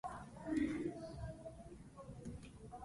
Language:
Japanese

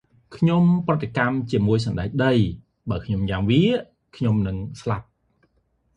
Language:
Khmer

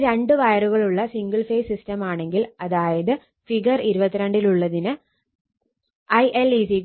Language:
Malayalam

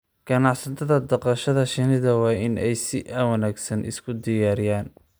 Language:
Somali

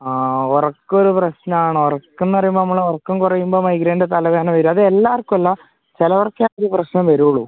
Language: Malayalam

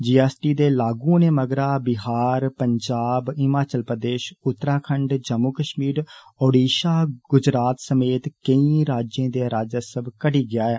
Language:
Dogri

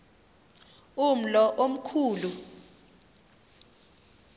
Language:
Xhosa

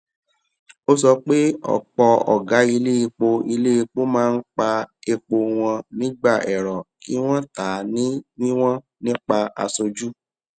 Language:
Yoruba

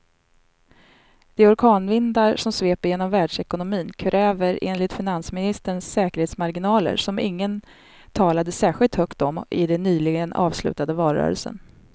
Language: Swedish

